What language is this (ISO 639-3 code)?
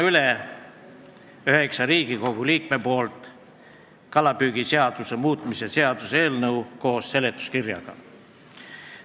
est